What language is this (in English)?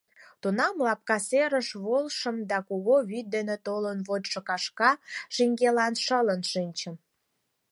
Mari